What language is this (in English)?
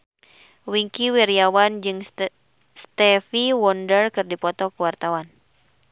Sundanese